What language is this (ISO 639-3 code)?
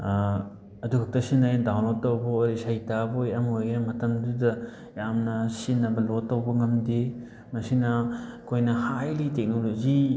mni